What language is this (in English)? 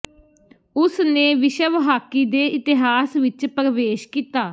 Punjabi